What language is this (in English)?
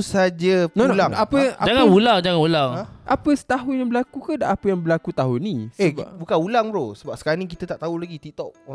Malay